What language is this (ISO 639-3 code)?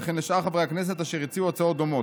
heb